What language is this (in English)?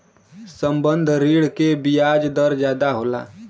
Bhojpuri